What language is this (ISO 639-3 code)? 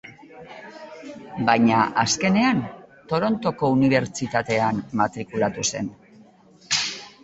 eus